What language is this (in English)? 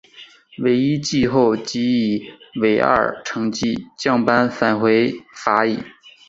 Chinese